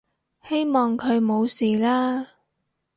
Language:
Cantonese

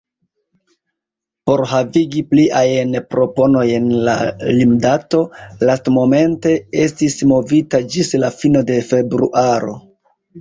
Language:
Esperanto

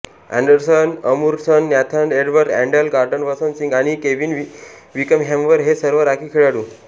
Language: Marathi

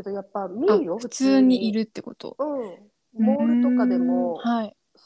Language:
Japanese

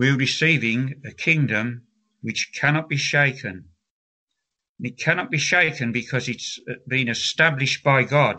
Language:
Slovak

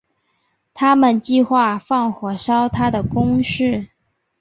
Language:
Chinese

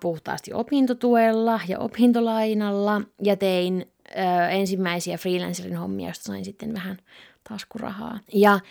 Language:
Finnish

